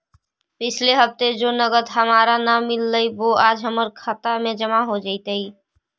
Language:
Magahi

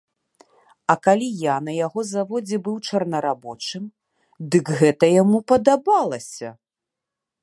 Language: Belarusian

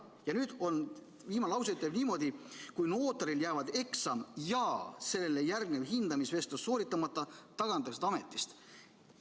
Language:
Estonian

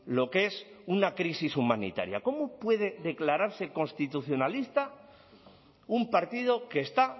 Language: Spanish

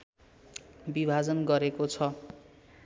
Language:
Nepali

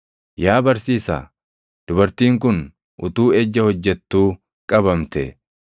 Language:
Oromo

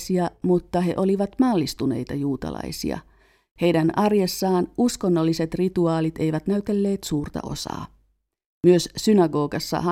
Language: Finnish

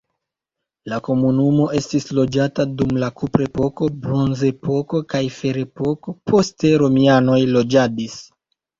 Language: Esperanto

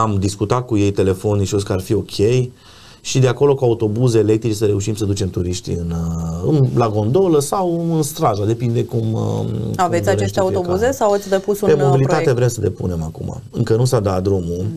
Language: Romanian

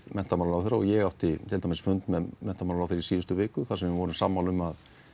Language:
Icelandic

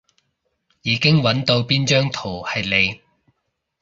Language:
Cantonese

